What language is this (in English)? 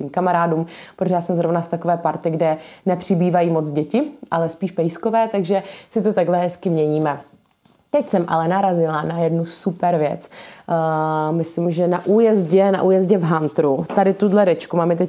Czech